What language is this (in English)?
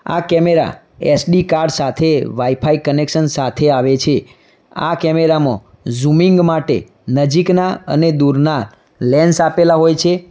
Gujarati